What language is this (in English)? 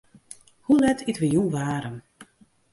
Western Frisian